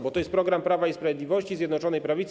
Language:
Polish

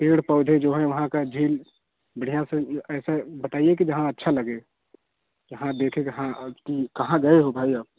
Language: Hindi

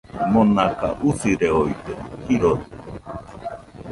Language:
Nüpode Huitoto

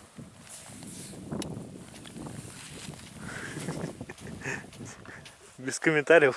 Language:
Russian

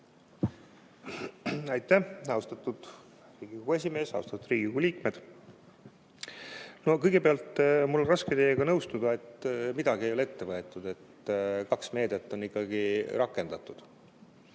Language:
Estonian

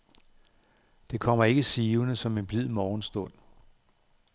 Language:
Danish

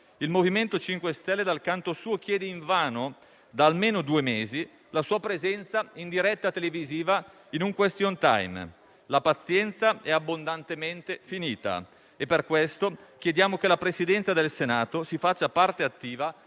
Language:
Italian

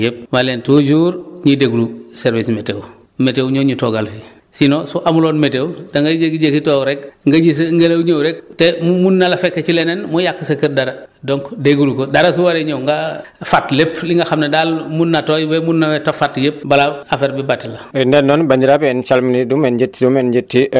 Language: Wolof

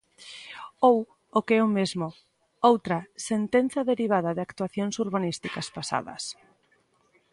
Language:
Galician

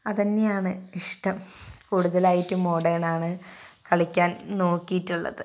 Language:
Malayalam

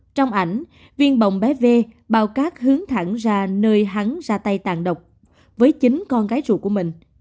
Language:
Vietnamese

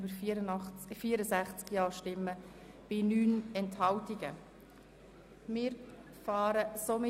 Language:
Swiss German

